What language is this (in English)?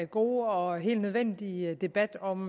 Danish